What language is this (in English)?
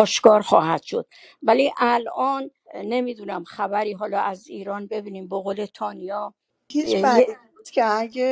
Persian